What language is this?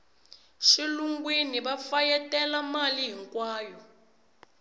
Tsonga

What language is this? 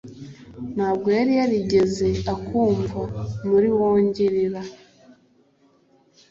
Kinyarwanda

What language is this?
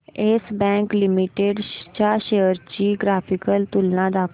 Marathi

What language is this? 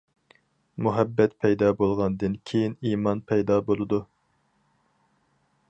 Uyghur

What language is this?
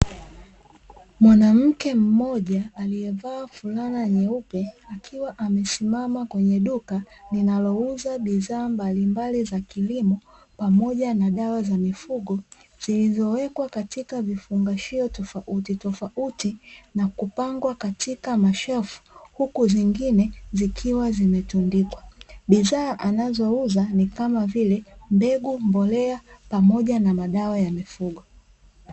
Swahili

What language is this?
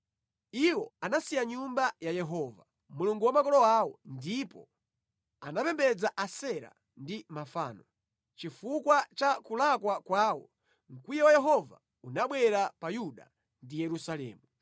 Nyanja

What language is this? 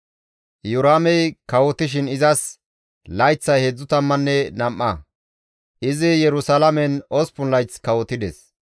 Gamo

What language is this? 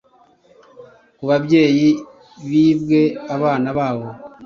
Kinyarwanda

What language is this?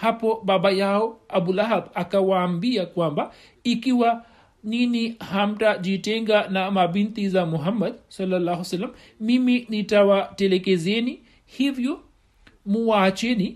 Swahili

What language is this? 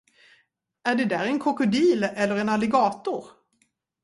Swedish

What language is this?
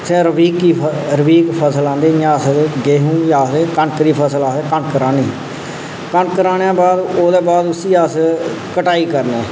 Dogri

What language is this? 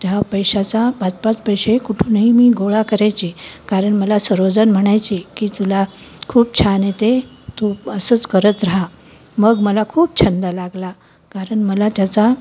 Marathi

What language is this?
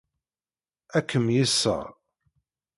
Kabyle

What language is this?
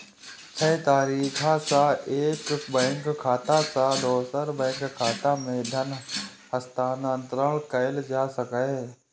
Maithili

